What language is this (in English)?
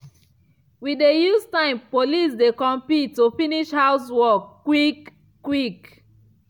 Nigerian Pidgin